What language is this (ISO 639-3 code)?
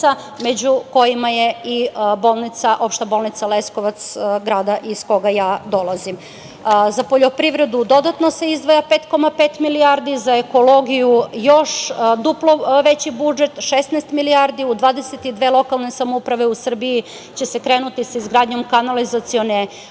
srp